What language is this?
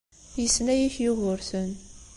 Kabyle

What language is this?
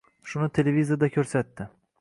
Uzbek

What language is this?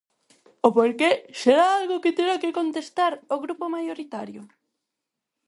Galician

